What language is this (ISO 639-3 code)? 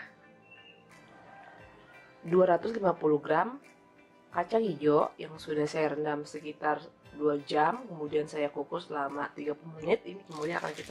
ind